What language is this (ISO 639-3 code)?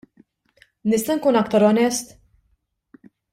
mlt